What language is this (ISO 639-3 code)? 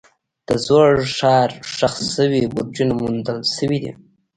pus